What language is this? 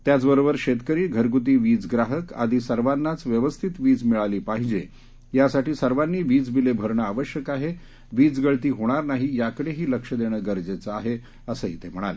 Marathi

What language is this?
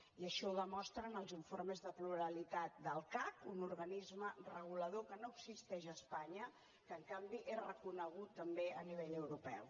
Catalan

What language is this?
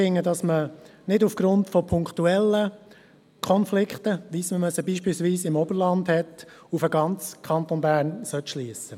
Swiss German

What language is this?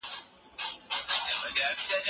Pashto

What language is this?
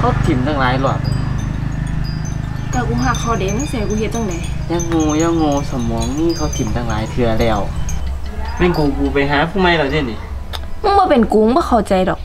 Thai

